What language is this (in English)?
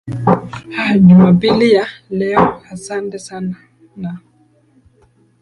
Swahili